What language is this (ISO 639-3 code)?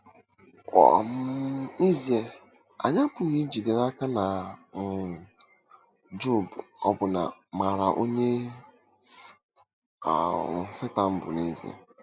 ibo